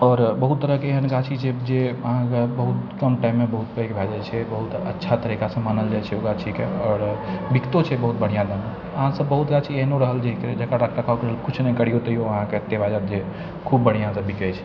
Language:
Maithili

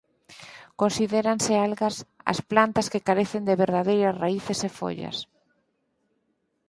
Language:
Galician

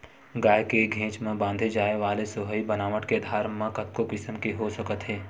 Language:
Chhattisgarhi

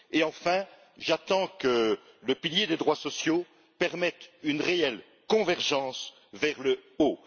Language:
French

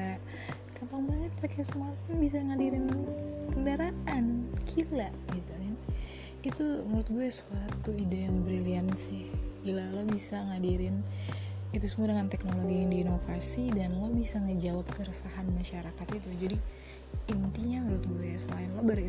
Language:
Indonesian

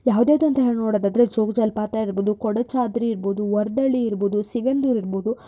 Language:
Kannada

